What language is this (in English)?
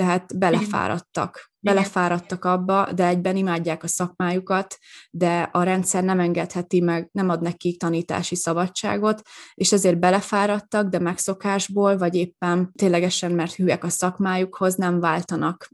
Hungarian